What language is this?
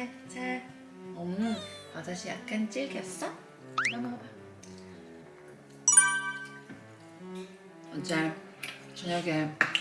Korean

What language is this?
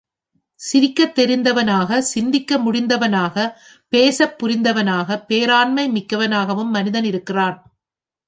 Tamil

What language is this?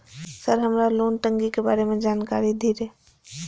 Maithili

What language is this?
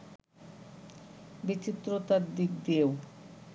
Bangla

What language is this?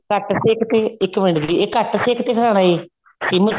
Punjabi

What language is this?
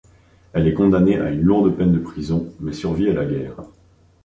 French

